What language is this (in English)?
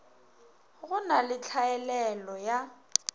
Northern Sotho